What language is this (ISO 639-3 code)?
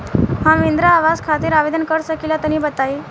bho